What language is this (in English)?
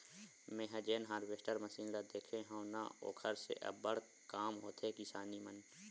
Chhattisgarhi